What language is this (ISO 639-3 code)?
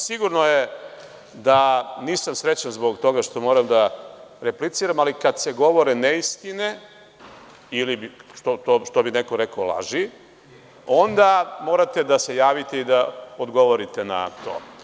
srp